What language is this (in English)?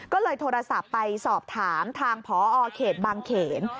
Thai